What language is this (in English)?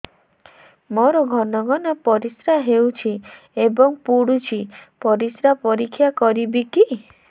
Odia